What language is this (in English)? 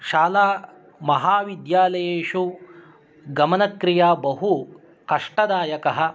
Sanskrit